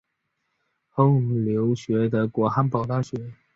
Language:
Chinese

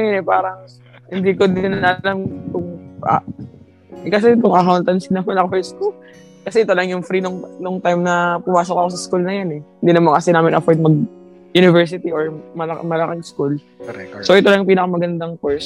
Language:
Filipino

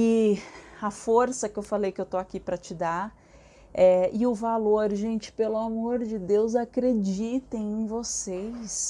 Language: Portuguese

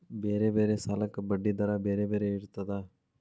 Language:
Kannada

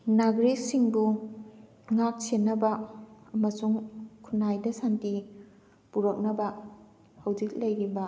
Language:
Manipuri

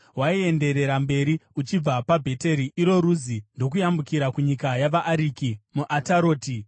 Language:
Shona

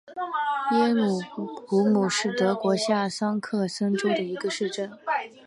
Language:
Chinese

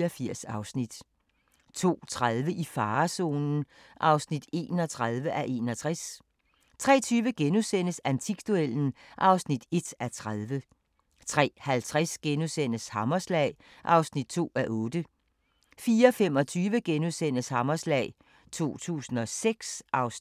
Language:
Danish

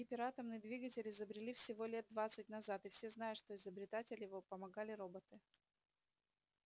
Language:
Russian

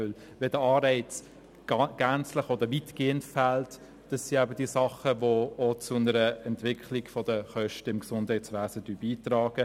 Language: Swiss German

